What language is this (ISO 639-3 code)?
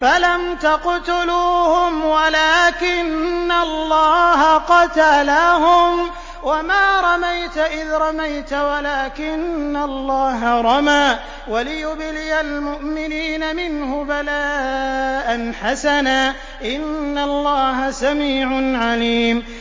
ara